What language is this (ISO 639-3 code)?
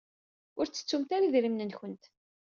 kab